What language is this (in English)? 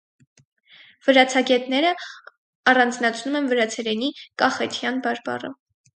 Armenian